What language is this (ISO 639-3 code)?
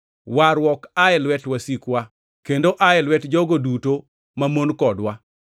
luo